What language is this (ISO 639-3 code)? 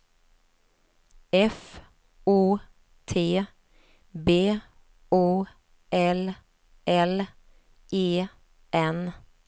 swe